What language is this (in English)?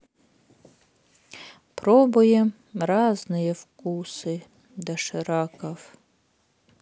Russian